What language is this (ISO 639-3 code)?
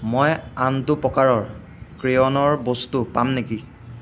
asm